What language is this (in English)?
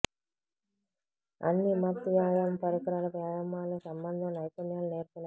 Telugu